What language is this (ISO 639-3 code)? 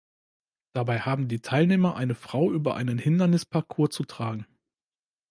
deu